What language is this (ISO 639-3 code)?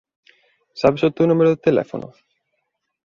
glg